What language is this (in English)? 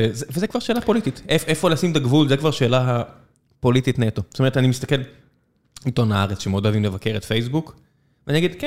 Hebrew